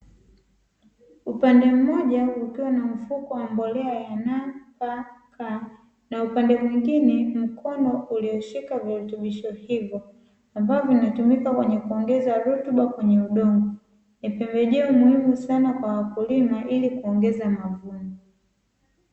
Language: Swahili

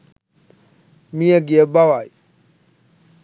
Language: Sinhala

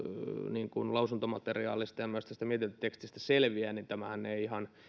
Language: Finnish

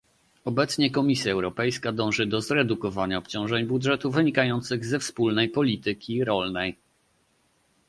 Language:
Polish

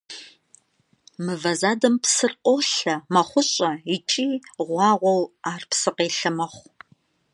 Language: Kabardian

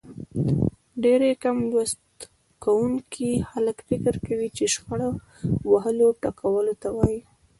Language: Pashto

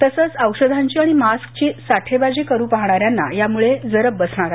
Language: Marathi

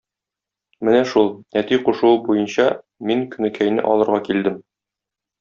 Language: Tatar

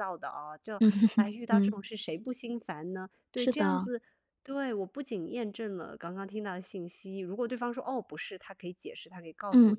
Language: Chinese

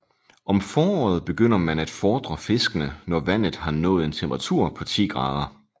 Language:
Danish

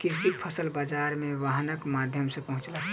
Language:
Maithili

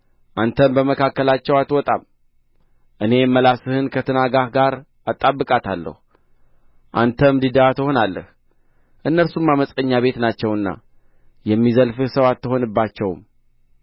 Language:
Amharic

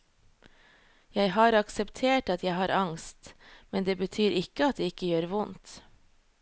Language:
Norwegian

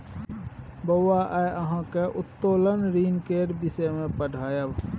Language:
Maithili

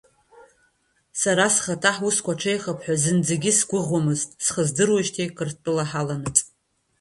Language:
Abkhazian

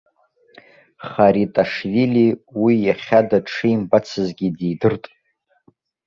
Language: Abkhazian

